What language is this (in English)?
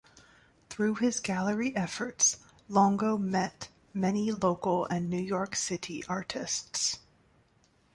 English